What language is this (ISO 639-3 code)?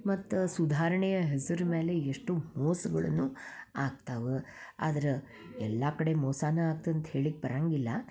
kan